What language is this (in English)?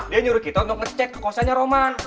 Indonesian